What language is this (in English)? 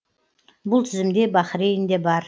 Kazakh